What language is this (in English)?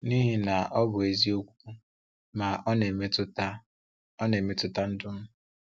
Igbo